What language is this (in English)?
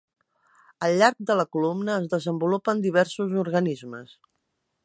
Catalan